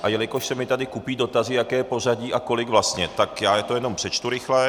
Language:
Czech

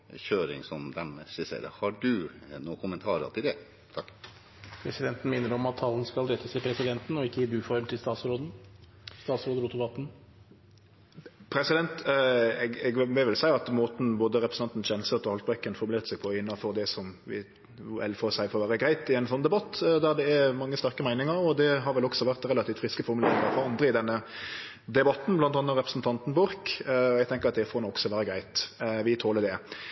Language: Norwegian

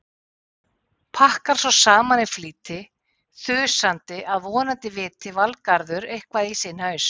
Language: Icelandic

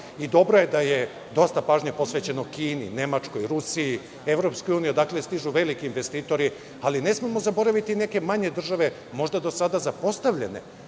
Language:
Serbian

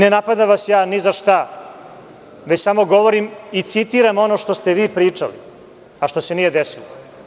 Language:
Serbian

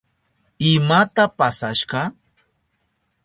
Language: Southern Pastaza Quechua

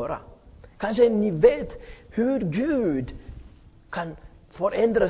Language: Swedish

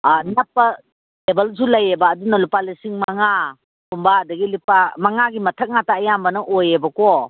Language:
Manipuri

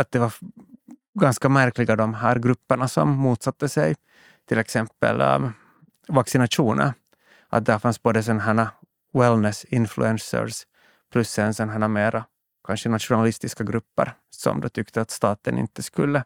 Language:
Swedish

